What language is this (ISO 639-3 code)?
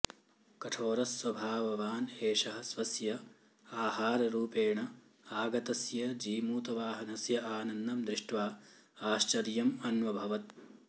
san